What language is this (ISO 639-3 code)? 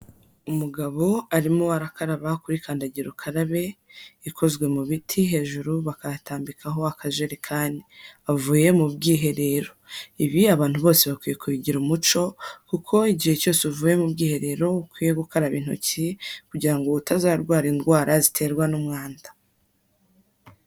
kin